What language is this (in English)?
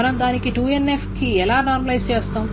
Telugu